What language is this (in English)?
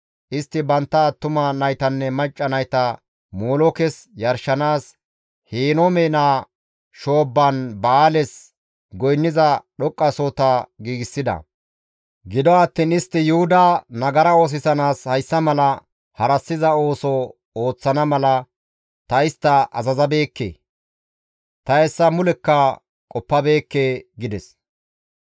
Gamo